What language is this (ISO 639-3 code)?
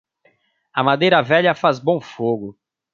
por